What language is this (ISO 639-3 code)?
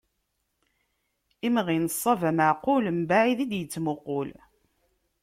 kab